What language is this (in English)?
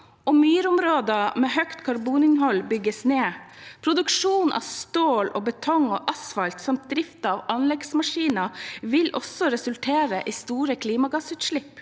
Norwegian